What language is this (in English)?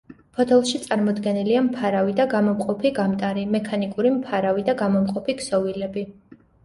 Georgian